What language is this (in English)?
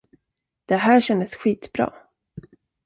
Swedish